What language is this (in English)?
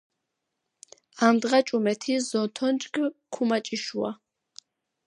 Georgian